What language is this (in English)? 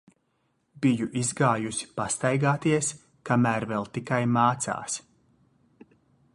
Latvian